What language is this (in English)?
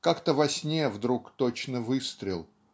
Russian